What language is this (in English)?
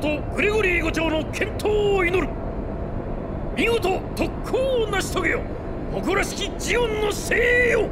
Japanese